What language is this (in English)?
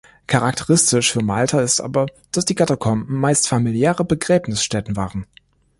German